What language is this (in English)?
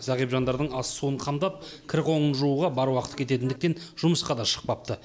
Kazakh